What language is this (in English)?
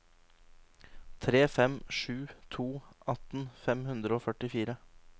Norwegian